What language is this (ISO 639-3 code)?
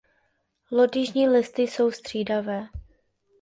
ces